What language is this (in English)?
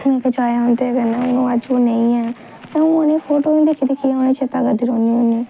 Dogri